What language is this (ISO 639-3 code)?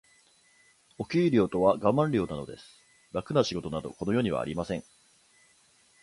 jpn